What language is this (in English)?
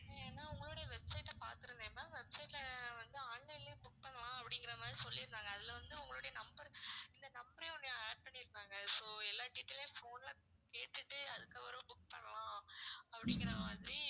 Tamil